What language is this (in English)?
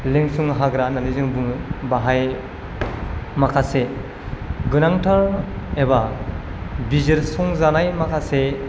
Bodo